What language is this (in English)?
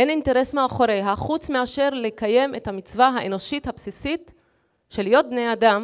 Hebrew